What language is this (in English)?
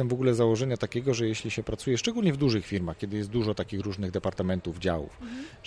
Polish